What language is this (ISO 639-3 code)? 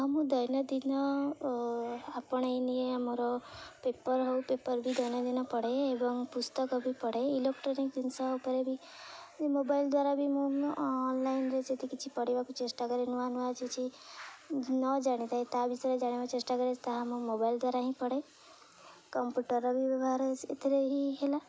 ori